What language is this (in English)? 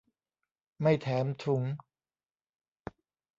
Thai